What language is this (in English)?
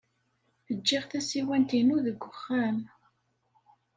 Kabyle